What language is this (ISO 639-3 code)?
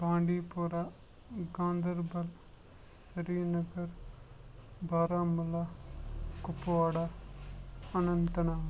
kas